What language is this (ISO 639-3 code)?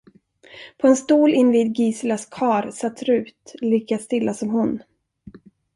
swe